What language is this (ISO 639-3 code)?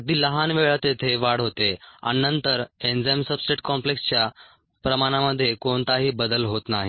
mar